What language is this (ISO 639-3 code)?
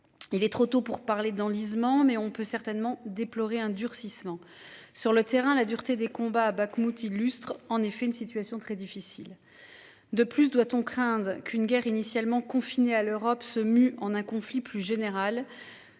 fra